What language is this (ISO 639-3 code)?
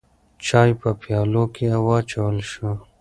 pus